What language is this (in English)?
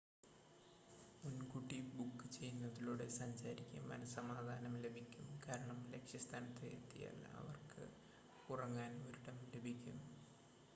Malayalam